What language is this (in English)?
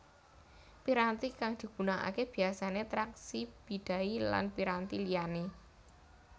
Javanese